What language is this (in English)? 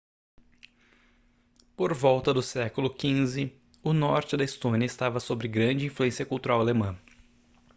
Portuguese